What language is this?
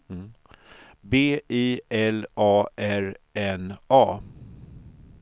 Swedish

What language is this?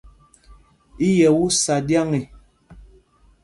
Mpumpong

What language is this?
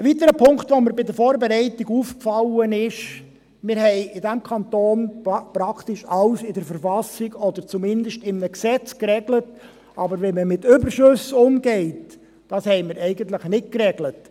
Swiss German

